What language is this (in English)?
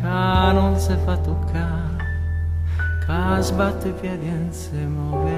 Italian